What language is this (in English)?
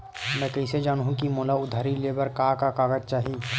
Chhattisgarhi